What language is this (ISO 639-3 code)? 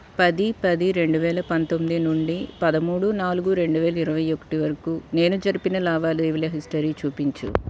tel